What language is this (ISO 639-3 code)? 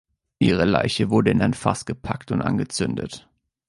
deu